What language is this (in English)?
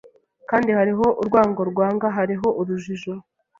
Kinyarwanda